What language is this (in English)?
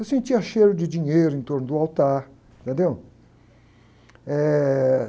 Portuguese